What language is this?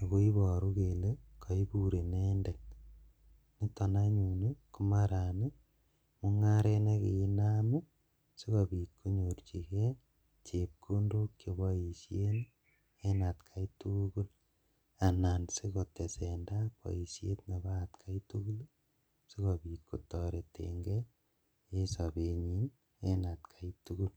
Kalenjin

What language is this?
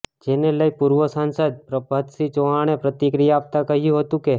Gujarati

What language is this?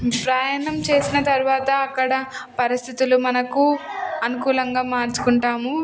Telugu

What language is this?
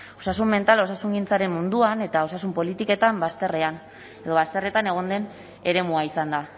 Basque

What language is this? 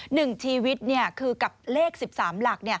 Thai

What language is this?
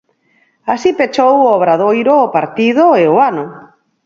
Galician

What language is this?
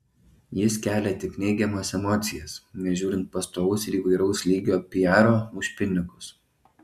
Lithuanian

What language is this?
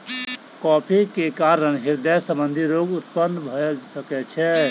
Maithili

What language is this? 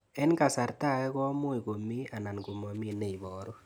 Kalenjin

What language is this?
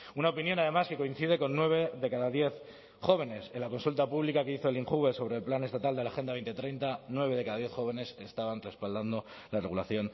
Spanish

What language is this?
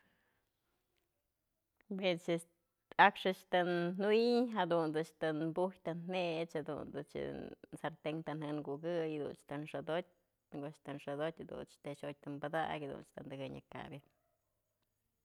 Mazatlán Mixe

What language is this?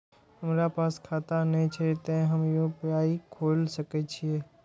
Maithili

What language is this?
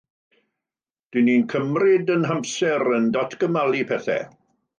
Welsh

